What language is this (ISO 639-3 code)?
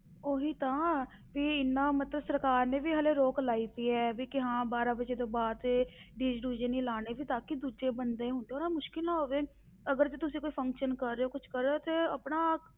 pan